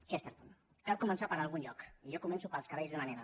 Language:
Catalan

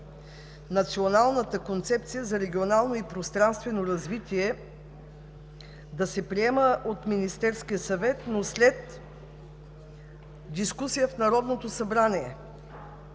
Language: Bulgarian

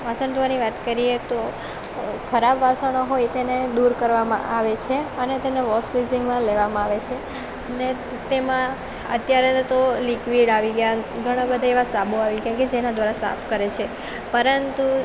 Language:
Gujarati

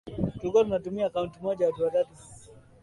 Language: Swahili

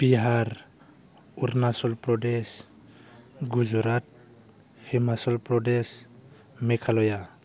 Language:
Bodo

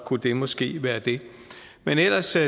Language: Danish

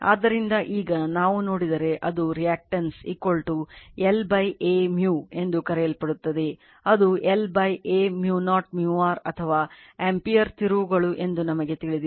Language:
Kannada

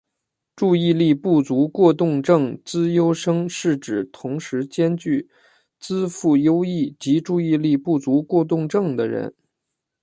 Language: Chinese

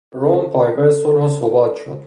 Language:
Persian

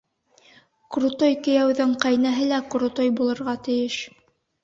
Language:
Bashkir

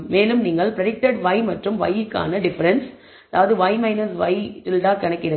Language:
Tamil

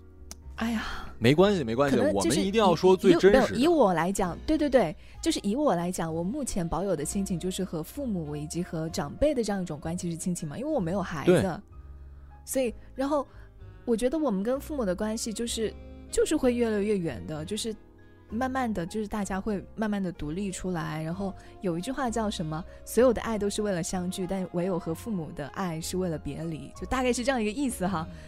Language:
Chinese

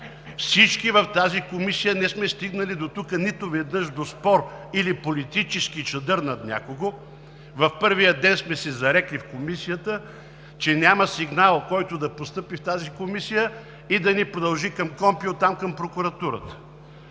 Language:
Bulgarian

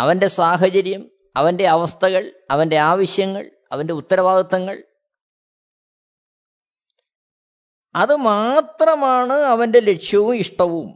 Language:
Malayalam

